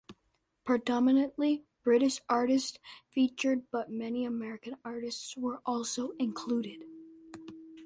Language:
English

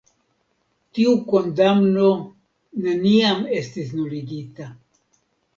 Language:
Esperanto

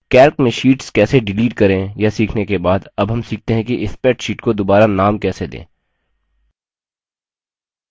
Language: Hindi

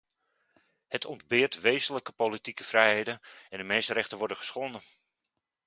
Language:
Dutch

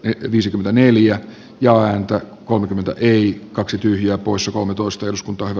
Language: Finnish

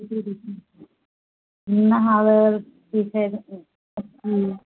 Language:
Maithili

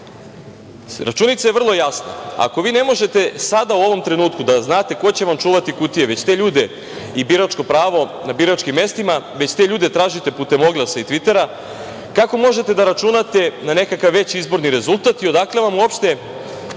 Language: Serbian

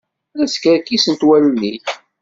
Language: Kabyle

